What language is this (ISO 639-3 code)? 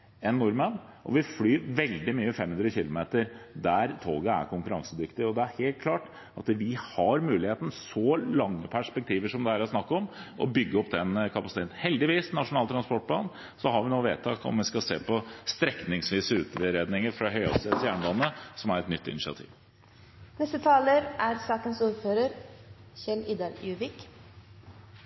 nob